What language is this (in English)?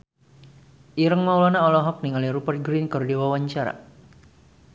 Sundanese